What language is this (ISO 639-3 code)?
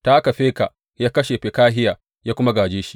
hau